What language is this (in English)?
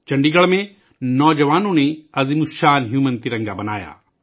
Urdu